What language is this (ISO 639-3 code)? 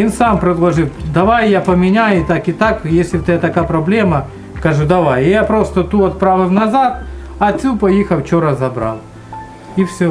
rus